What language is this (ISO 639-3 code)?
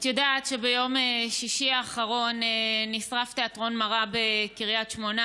heb